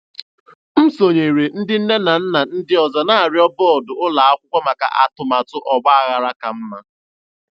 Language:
Igbo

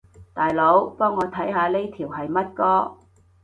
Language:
Cantonese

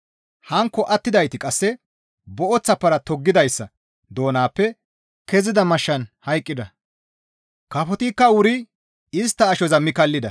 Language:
Gamo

